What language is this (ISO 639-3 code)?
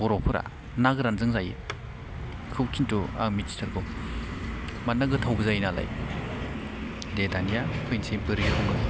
brx